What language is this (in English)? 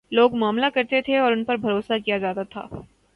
Urdu